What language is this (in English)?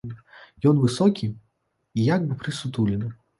Belarusian